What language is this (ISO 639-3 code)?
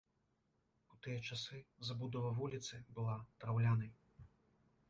bel